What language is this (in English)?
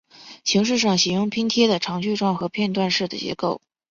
Chinese